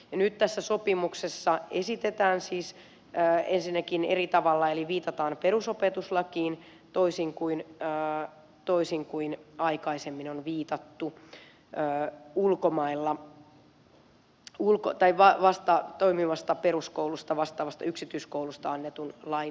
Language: Finnish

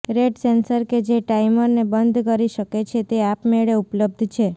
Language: Gujarati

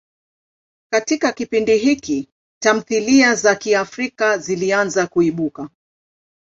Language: Swahili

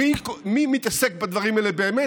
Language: Hebrew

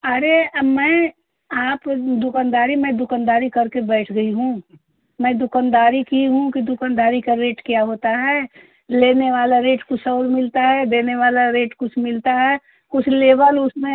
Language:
Hindi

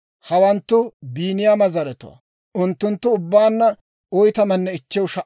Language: Dawro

